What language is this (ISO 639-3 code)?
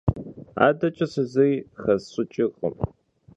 kbd